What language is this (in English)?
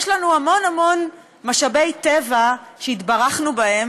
Hebrew